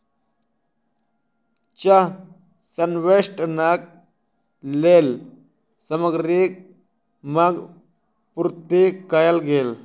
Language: Maithili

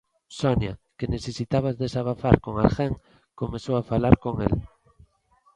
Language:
Galician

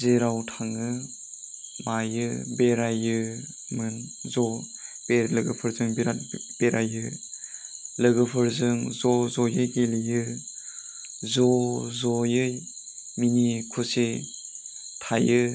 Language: Bodo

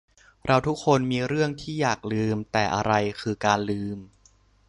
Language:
Thai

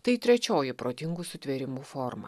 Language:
Lithuanian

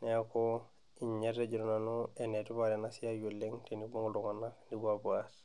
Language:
Masai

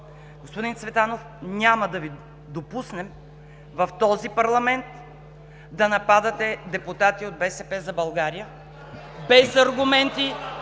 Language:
Bulgarian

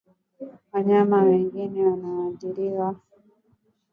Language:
Swahili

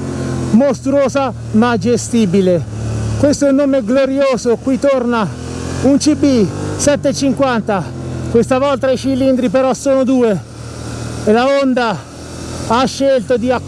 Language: Italian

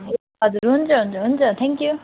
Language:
Nepali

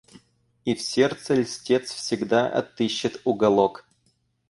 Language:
Russian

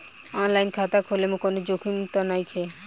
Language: Bhojpuri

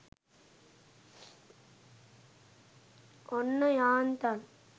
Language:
Sinhala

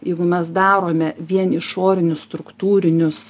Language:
Lithuanian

